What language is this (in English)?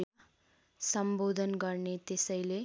Nepali